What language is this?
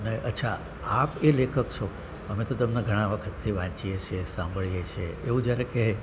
Gujarati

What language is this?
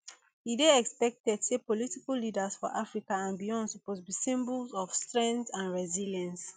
Nigerian Pidgin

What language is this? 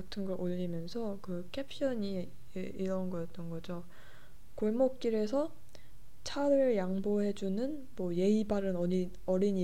Korean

